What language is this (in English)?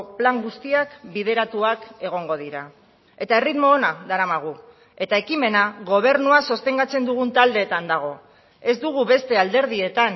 Basque